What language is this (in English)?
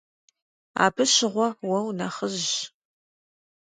Kabardian